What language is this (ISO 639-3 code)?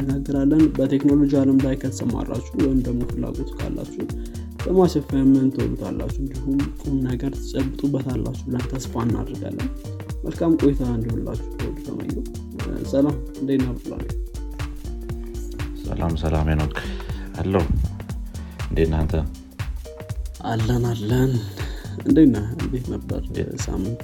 amh